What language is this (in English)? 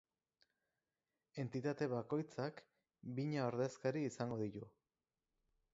Basque